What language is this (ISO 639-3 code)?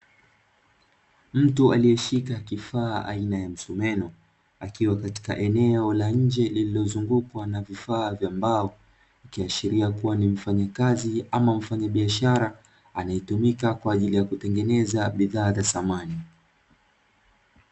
swa